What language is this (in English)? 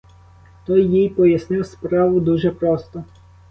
Ukrainian